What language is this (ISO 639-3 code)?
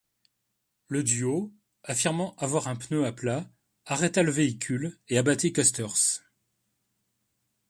fra